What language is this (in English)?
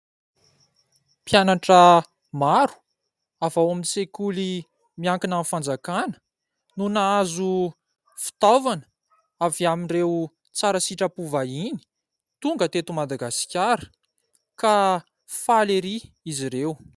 Malagasy